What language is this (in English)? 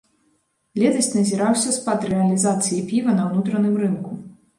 Belarusian